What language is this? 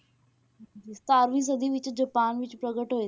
Punjabi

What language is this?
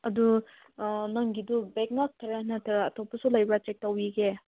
Manipuri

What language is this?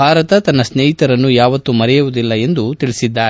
Kannada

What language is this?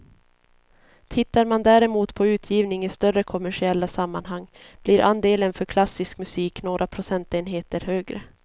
Swedish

